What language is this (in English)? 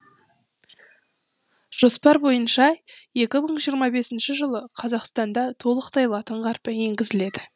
Kazakh